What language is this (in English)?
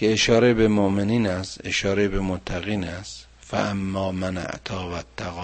Persian